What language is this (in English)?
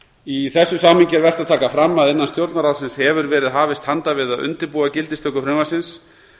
Icelandic